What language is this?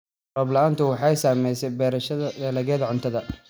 Somali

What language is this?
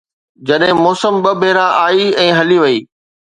Sindhi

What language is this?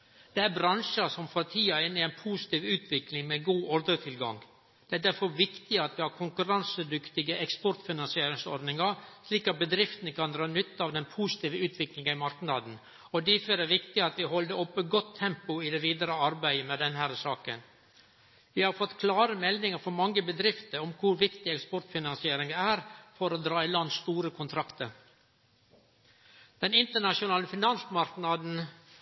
Norwegian Nynorsk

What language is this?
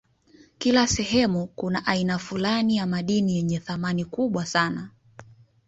Swahili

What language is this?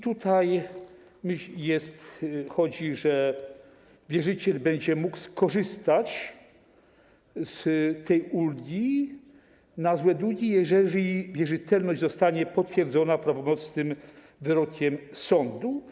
Polish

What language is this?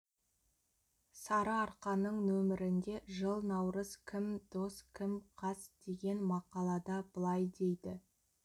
Kazakh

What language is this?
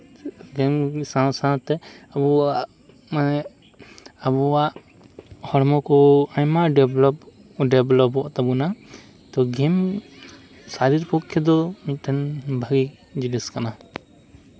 Santali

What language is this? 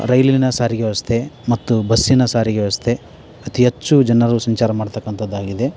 Kannada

